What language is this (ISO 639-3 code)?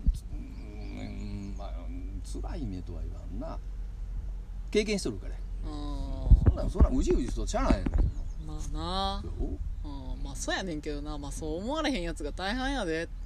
jpn